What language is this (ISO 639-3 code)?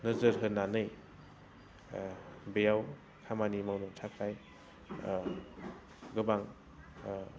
brx